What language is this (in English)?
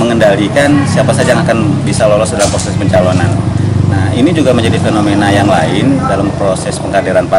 Indonesian